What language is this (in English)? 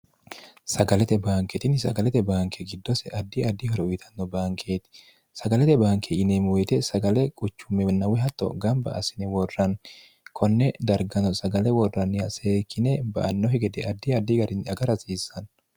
Sidamo